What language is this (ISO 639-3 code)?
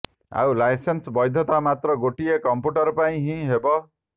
ori